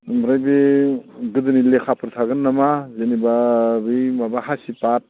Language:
Bodo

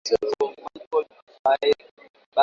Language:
Swahili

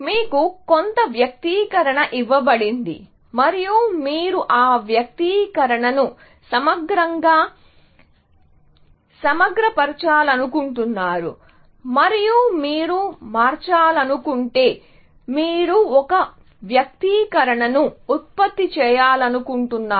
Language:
Telugu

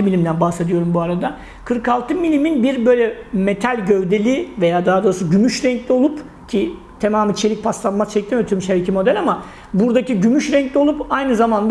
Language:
Turkish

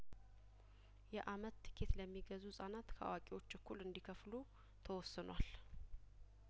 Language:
Amharic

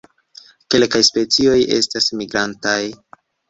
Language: Esperanto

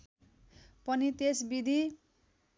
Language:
Nepali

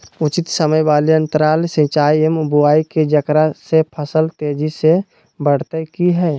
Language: Magahi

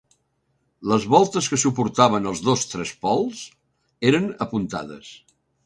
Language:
Catalan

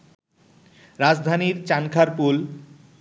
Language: Bangla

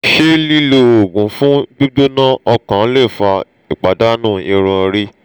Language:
Yoruba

